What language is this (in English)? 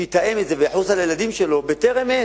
Hebrew